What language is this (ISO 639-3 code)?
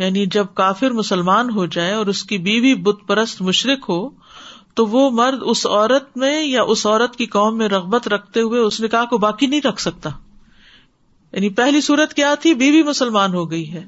urd